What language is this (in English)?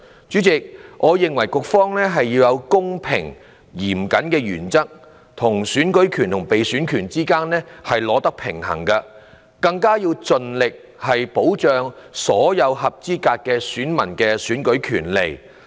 Cantonese